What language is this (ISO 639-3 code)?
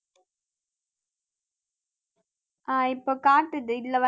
tam